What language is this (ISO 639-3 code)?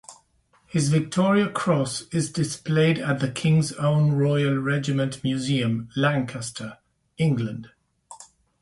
eng